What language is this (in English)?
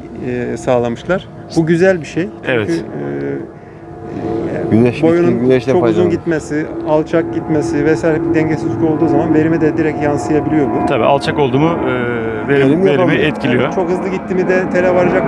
Turkish